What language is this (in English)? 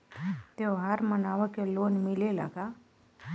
Bhojpuri